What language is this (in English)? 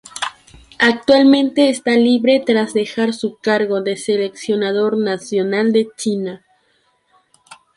Spanish